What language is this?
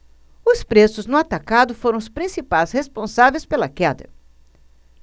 Portuguese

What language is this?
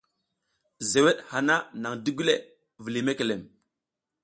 South Giziga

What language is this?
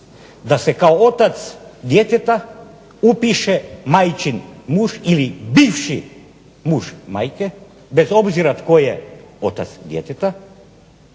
Croatian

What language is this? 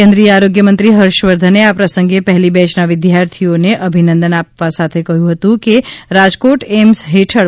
Gujarati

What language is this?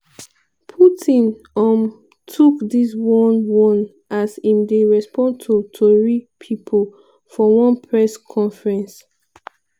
Nigerian Pidgin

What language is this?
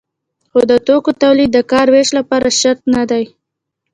Pashto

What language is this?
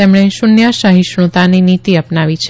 Gujarati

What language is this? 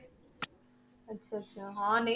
Punjabi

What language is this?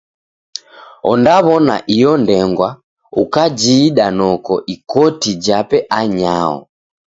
Taita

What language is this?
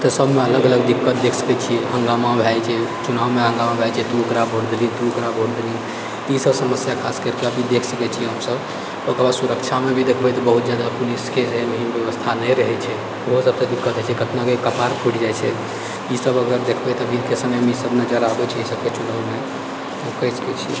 Maithili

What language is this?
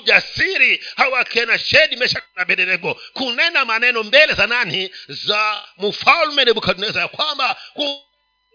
Swahili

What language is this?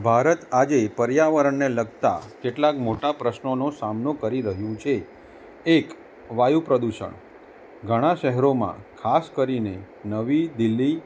Gujarati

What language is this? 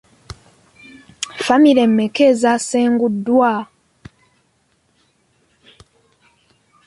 Ganda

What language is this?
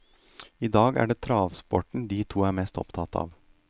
Norwegian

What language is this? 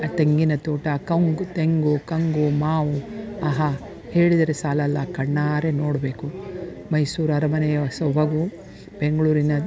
Kannada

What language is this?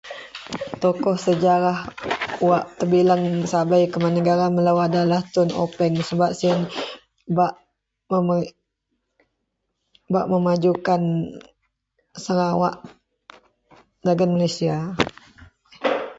Central Melanau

